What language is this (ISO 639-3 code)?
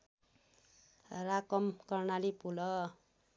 nep